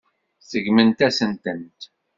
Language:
Kabyle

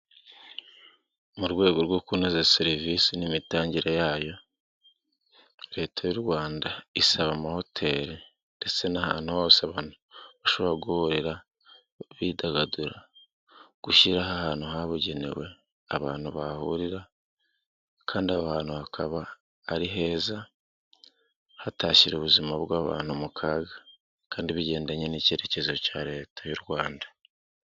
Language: Kinyarwanda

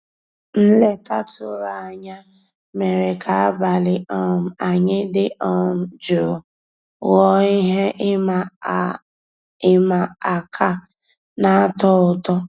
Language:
Igbo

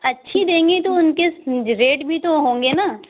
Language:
Urdu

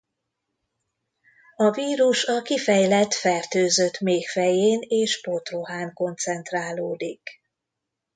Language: Hungarian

